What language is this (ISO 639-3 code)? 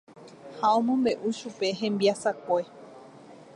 grn